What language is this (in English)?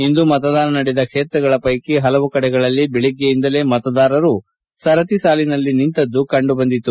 Kannada